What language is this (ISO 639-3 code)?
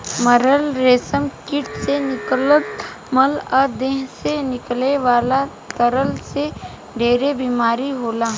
bho